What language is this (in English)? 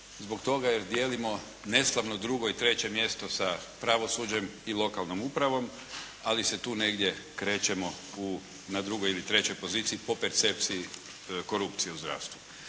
Croatian